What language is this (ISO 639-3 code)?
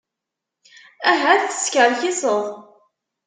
kab